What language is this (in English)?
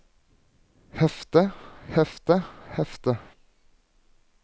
Norwegian